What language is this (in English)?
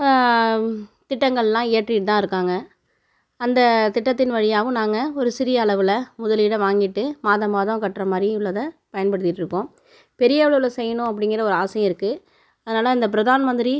Tamil